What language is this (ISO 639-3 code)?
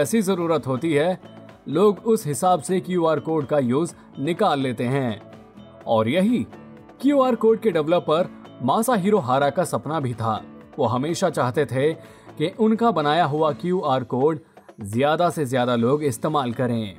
hin